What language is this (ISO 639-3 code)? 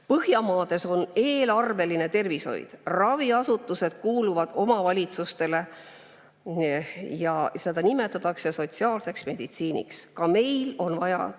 est